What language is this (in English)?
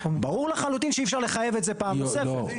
Hebrew